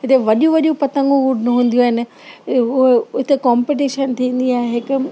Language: Sindhi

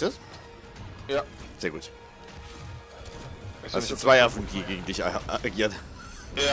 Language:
German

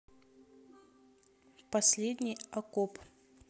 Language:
Russian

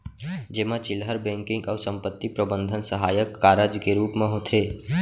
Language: Chhattisgarhi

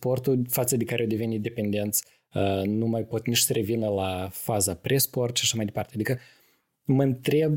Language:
Romanian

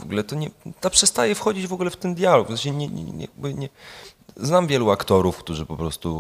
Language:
Polish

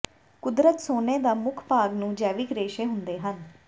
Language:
Punjabi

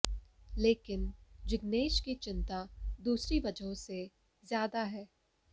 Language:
Hindi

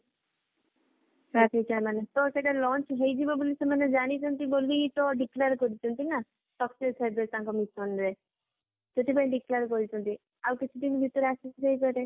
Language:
Odia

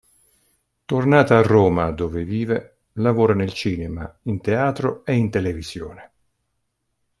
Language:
Italian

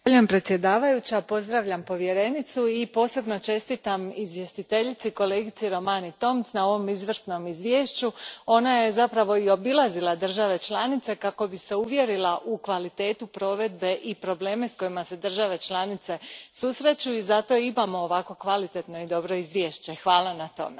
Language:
Croatian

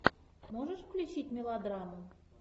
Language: Russian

